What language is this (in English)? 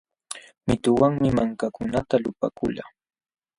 Jauja Wanca Quechua